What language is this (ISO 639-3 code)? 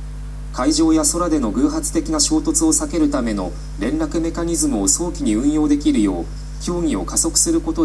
jpn